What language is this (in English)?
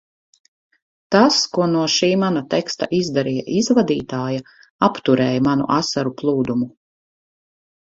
Latvian